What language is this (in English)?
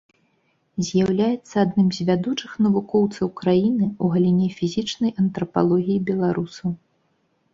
Belarusian